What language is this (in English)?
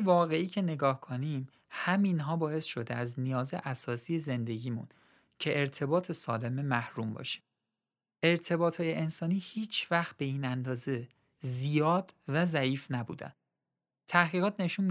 Persian